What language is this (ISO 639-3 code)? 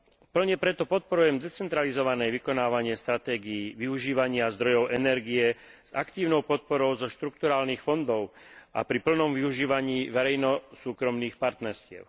slk